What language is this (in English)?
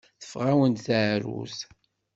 Kabyle